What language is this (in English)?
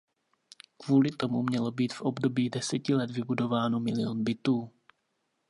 Czech